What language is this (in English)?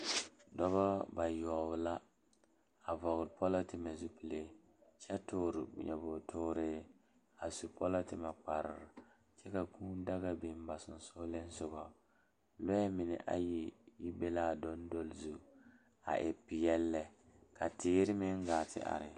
Southern Dagaare